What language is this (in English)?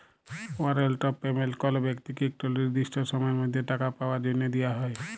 Bangla